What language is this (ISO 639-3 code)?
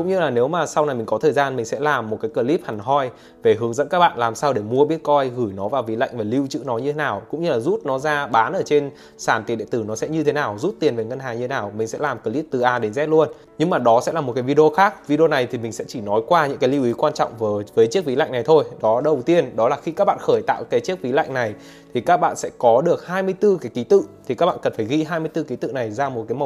vie